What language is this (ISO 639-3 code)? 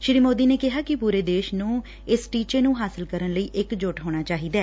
pan